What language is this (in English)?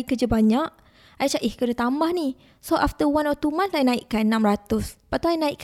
Malay